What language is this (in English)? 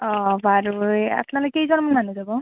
Assamese